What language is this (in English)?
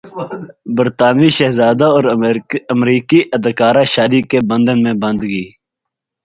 Urdu